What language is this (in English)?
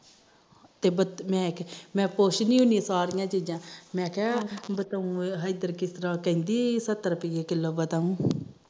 Punjabi